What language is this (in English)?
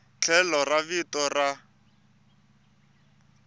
Tsonga